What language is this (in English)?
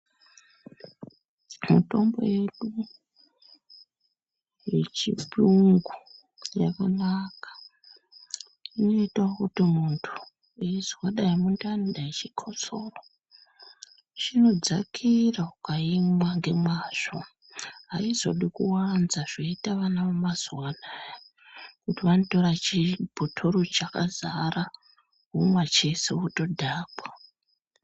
Ndau